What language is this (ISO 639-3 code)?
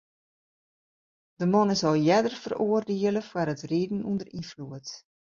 fry